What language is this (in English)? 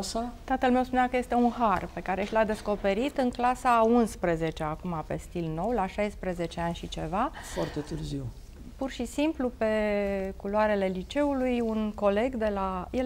Romanian